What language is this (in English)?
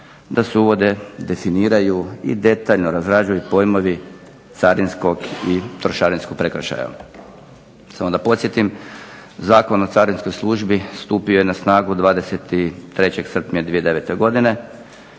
Croatian